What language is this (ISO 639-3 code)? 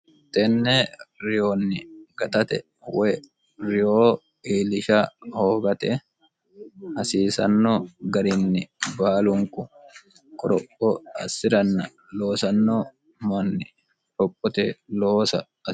sid